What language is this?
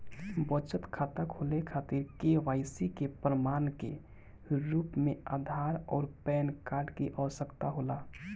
Bhojpuri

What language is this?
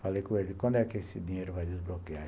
Portuguese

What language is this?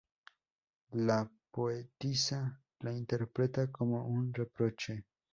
Spanish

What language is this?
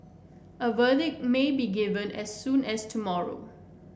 English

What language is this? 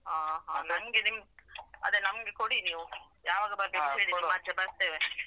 Kannada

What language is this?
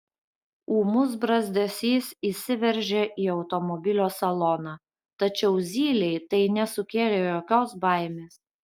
Lithuanian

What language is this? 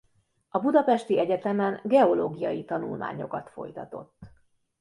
Hungarian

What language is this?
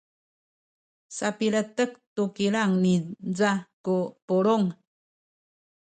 Sakizaya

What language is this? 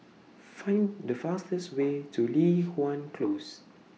English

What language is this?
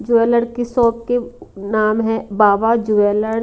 Hindi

